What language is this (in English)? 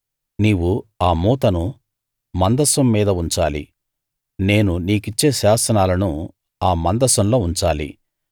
Telugu